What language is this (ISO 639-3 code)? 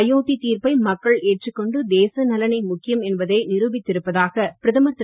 tam